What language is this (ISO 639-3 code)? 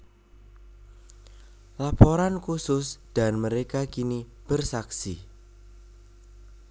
jav